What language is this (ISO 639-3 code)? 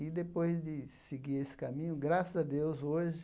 por